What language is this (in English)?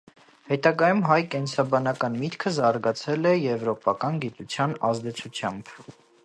Armenian